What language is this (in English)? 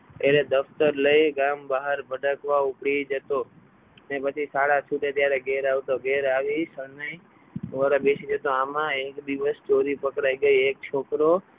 Gujarati